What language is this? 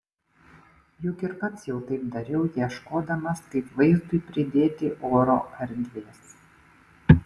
Lithuanian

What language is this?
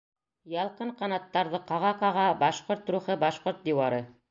Bashkir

